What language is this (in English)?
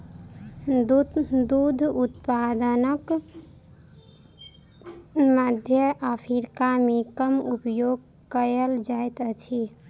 Maithili